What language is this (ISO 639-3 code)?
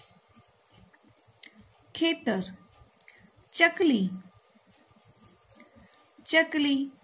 guj